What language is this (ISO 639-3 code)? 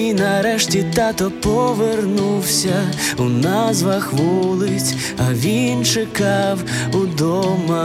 ukr